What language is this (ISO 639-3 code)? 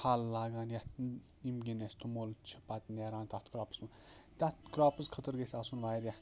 kas